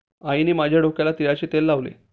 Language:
Marathi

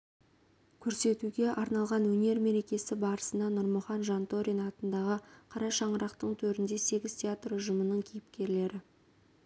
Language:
Kazakh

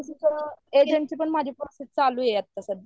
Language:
Marathi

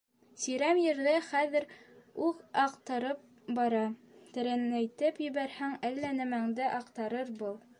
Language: Bashkir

